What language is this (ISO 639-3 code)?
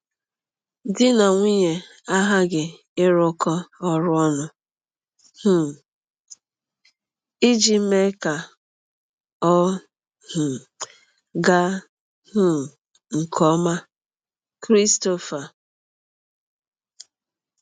ibo